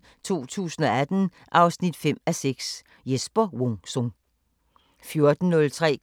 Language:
Danish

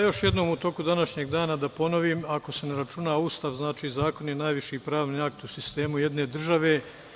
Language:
Serbian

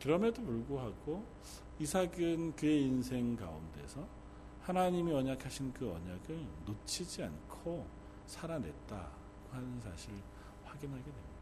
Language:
Korean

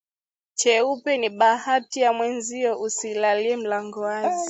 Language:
Swahili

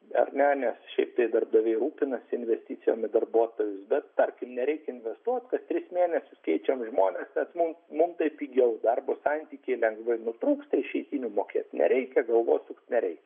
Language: Lithuanian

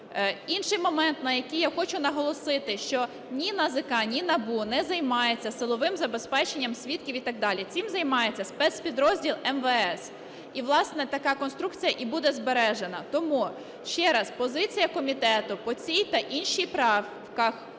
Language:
Ukrainian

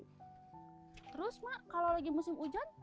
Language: Indonesian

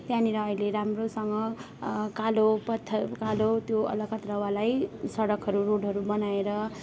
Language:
Nepali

